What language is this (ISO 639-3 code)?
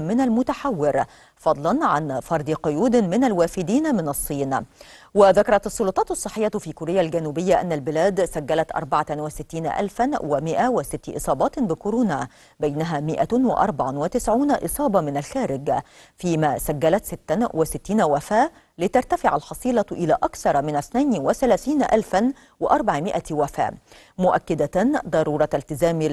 ara